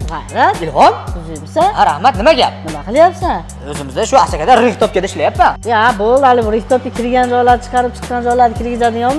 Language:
Turkish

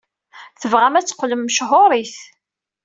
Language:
Kabyle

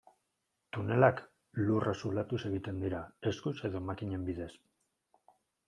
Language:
Basque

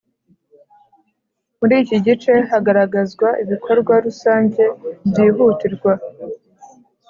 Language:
Kinyarwanda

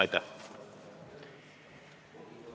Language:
Estonian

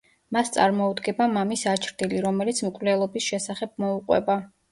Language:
Georgian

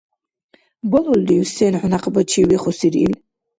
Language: Dargwa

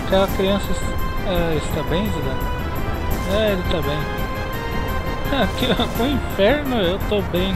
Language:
Portuguese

